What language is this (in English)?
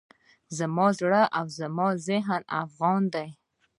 Pashto